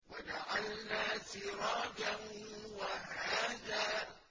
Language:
Arabic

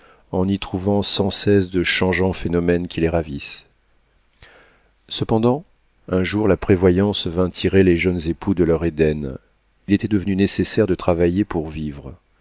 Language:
French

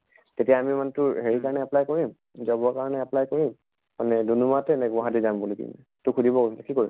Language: Assamese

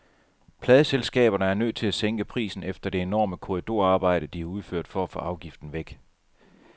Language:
Danish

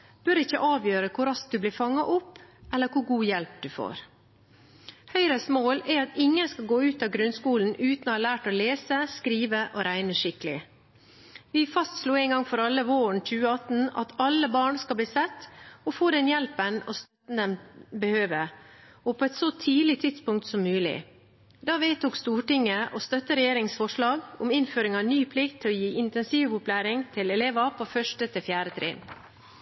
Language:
Norwegian Bokmål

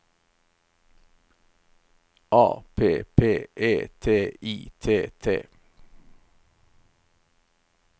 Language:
Norwegian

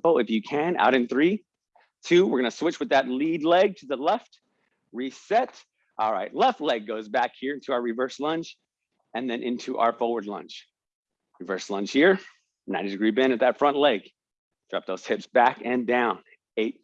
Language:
English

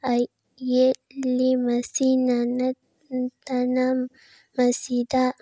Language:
Manipuri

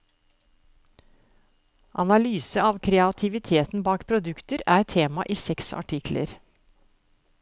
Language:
Norwegian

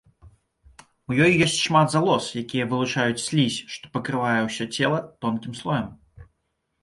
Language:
Belarusian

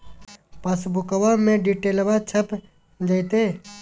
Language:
Magahi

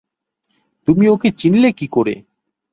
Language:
Bangla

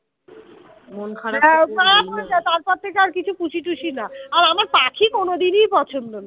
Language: Bangla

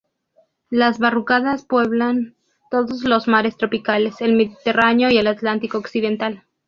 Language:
Spanish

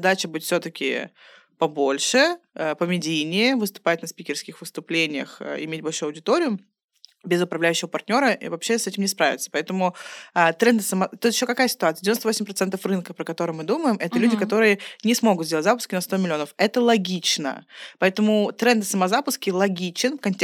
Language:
Russian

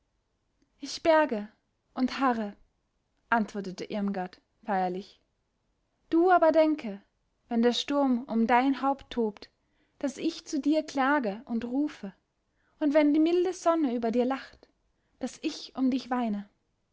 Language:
German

